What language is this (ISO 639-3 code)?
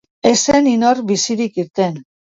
eus